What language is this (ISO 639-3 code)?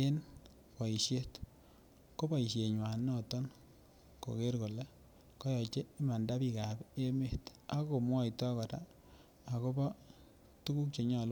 kln